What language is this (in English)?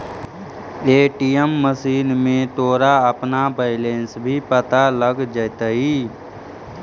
Magahi